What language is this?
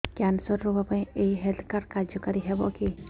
Odia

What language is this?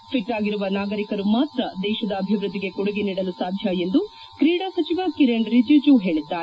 Kannada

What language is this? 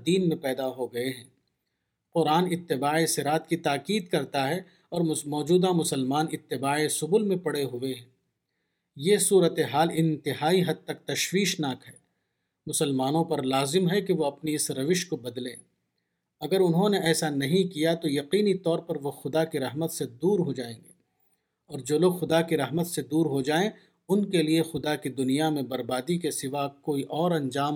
Urdu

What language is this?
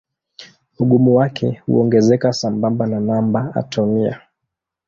Swahili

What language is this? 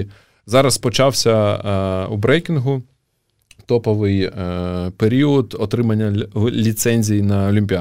Ukrainian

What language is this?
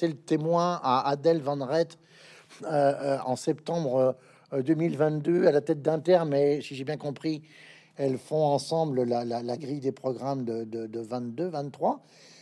French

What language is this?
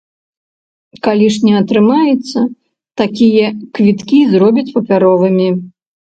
Belarusian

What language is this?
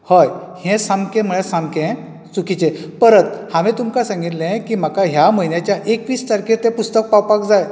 Konkani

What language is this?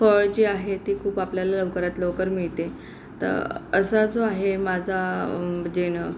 Marathi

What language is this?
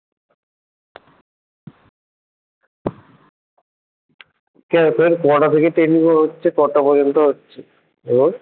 Bangla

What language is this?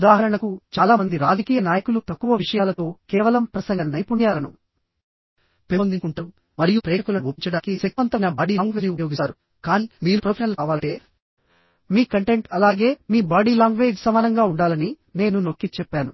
Telugu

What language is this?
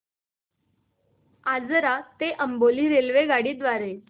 Marathi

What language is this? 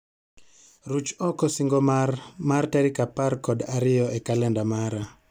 Luo (Kenya and Tanzania)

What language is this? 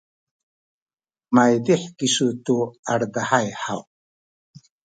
Sakizaya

